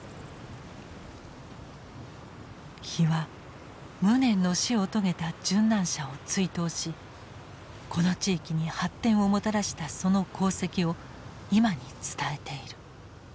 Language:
Japanese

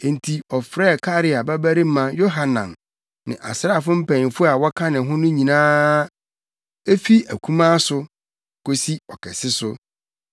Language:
Akan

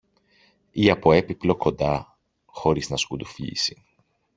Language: Greek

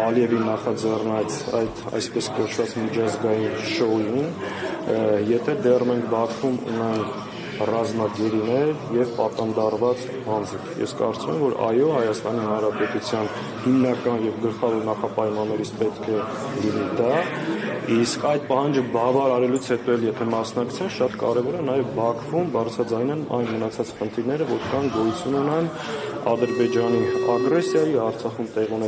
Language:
Turkish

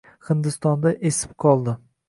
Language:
Uzbek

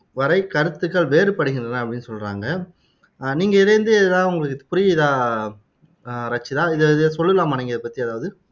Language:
Tamil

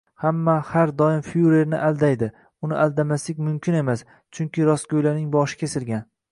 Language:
Uzbek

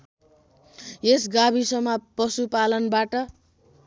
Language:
Nepali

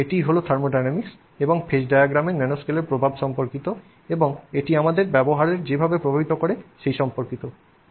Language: Bangla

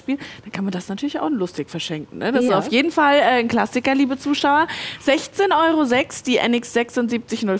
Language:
German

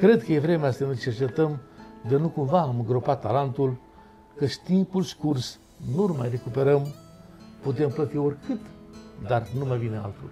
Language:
Romanian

